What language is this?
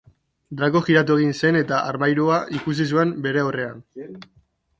Basque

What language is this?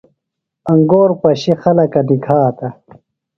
Phalura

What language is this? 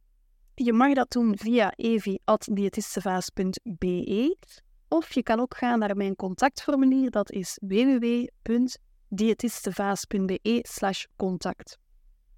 Dutch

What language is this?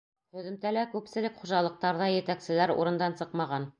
Bashkir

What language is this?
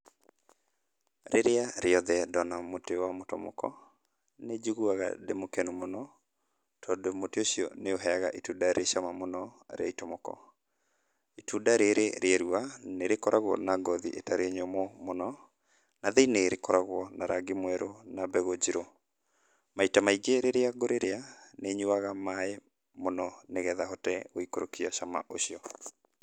Kikuyu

